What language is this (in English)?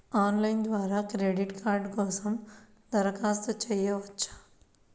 Telugu